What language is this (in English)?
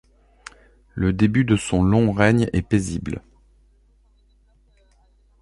French